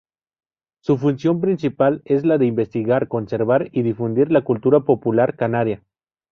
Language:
Spanish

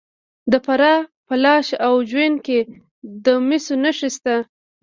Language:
Pashto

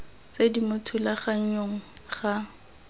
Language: Tswana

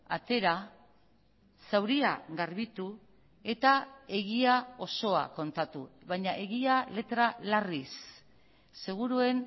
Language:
Basque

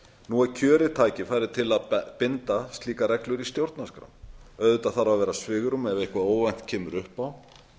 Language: Icelandic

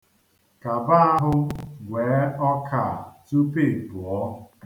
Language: Igbo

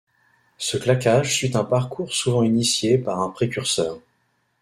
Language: French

